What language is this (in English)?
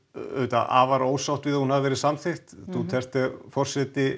Icelandic